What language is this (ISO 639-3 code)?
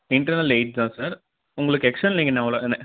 tam